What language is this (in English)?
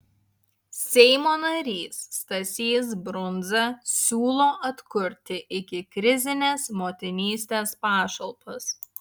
Lithuanian